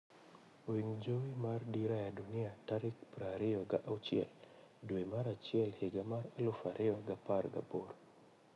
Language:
Luo (Kenya and Tanzania)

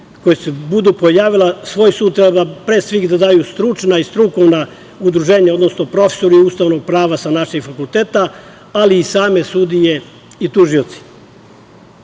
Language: Serbian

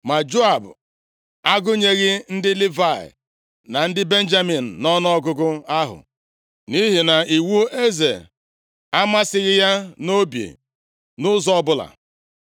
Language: Igbo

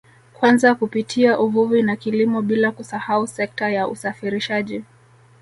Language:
Swahili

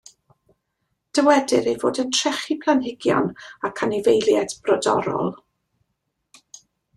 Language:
Welsh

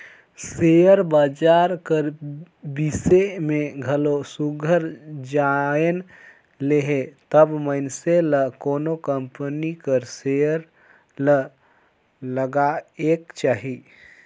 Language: Chhattisgarhi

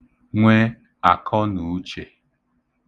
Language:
Igbo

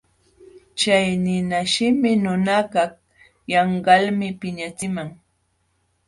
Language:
Jauja Wanca Quechua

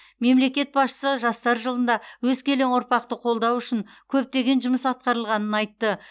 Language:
Kazakh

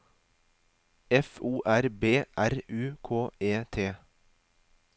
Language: Norwegian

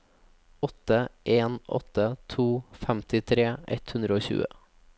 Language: Norwegian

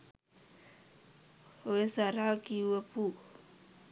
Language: Sinhala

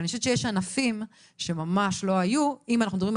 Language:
Hebrew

